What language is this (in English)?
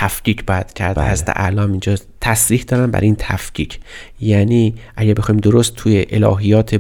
Persian